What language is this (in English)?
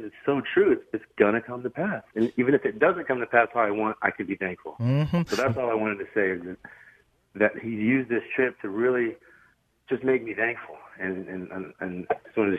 English